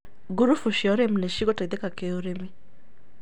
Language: Kikuyu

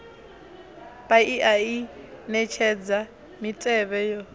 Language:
Venda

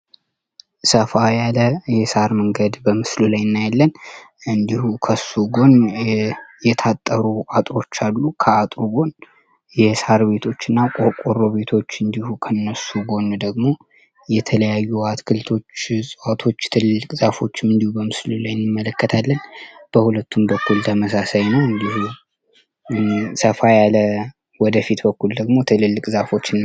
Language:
Amharic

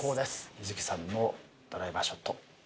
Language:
Japanese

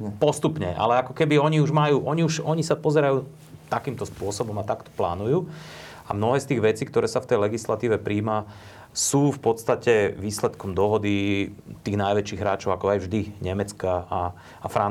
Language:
Slovak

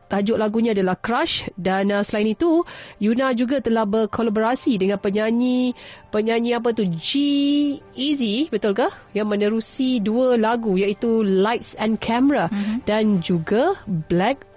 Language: Malay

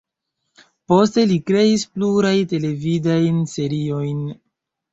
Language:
Esperanto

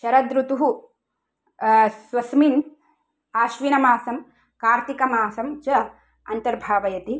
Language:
Sanskrit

